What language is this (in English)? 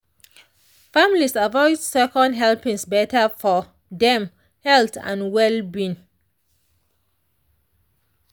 Nigerian Pidgin